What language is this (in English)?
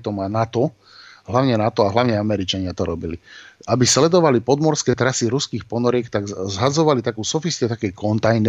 Slovak